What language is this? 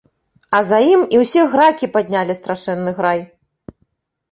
Belarusian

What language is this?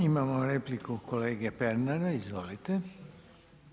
Croatian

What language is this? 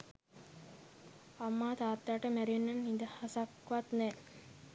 Sinhala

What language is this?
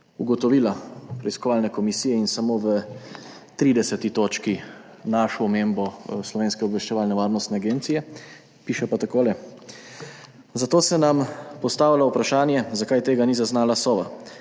Slovenian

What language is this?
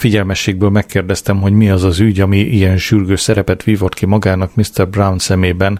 Hungarian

